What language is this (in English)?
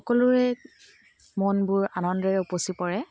Assamese